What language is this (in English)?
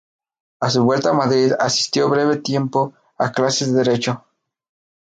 Spanish